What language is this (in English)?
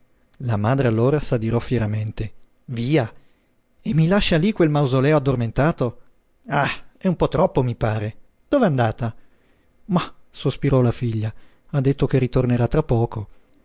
Italian